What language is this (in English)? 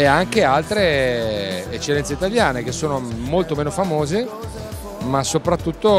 Italian